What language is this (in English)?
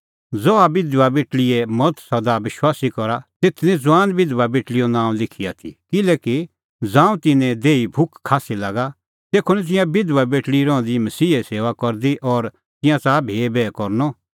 Kullu Pahari